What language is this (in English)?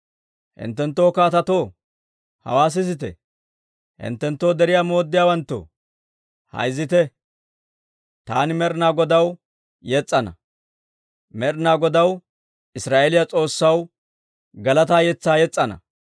Dawro